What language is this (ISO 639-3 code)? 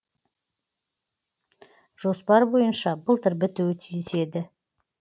kaz